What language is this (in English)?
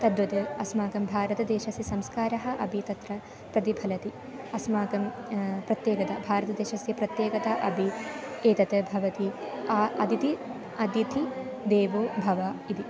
Sanskrit